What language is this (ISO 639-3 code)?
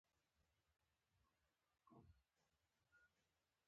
pus